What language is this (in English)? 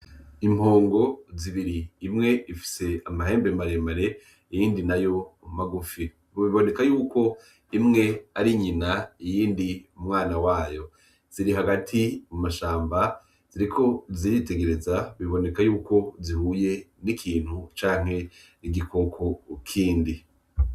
Rundi